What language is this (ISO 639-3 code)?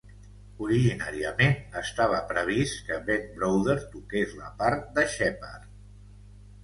cat